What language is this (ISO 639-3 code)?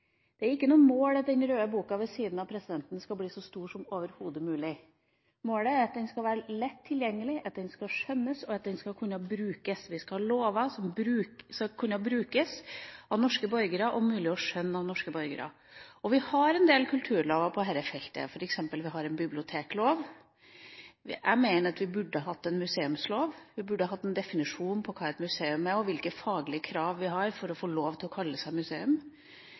nob